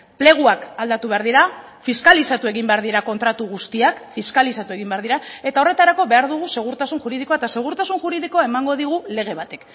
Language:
Basque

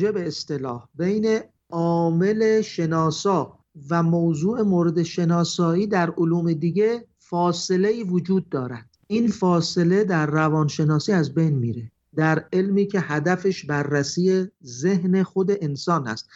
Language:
Persian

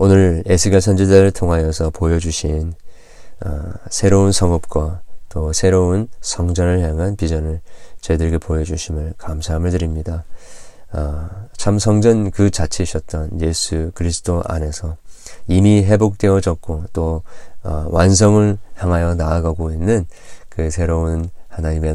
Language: Korean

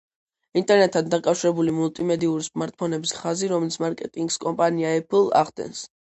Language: Georgian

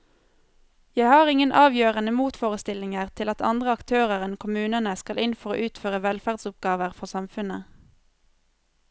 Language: Norwegian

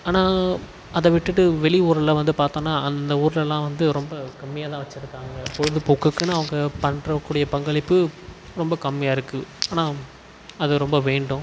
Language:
Tamil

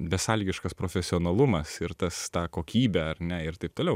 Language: Lithuanian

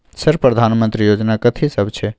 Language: Maithili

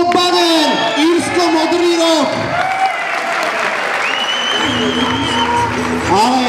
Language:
Spanish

